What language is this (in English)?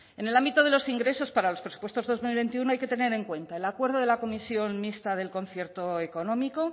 Spanish